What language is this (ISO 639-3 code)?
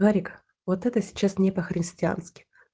rus